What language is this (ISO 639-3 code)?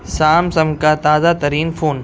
urd